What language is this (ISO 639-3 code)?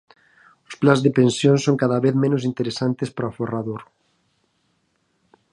glg